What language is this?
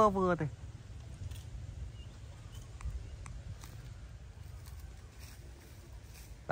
Vietnamese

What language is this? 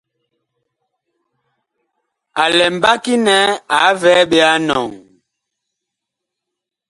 Bakoko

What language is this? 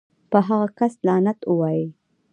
Pashto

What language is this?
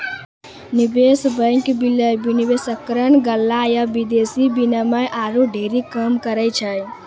Maithili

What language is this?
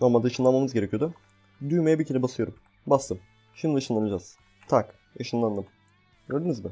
Turkish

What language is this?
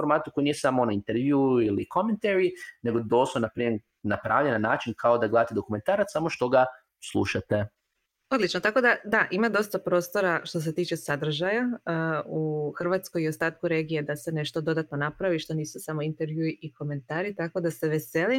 Croatian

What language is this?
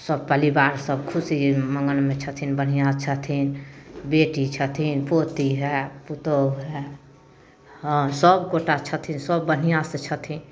Maithili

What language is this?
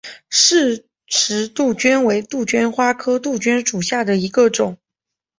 Chinese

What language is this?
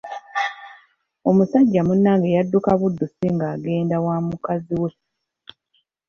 Ganda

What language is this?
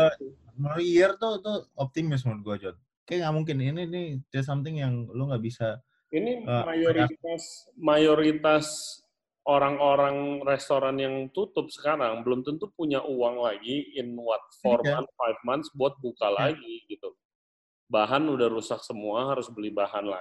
Indonesian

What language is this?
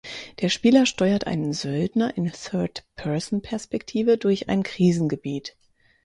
German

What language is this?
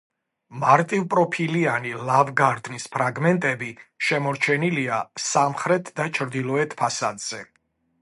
Georgian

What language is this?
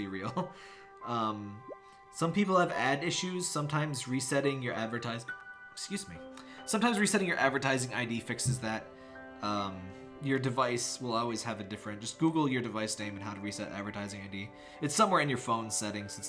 English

